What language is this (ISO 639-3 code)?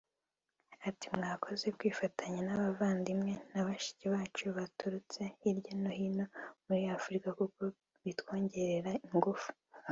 kin